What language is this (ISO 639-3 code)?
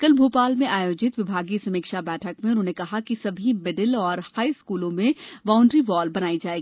hin